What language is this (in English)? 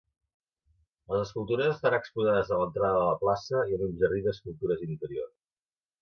Catalan